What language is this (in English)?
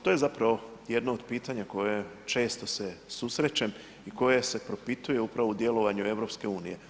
Croatian